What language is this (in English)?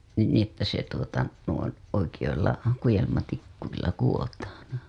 Finnish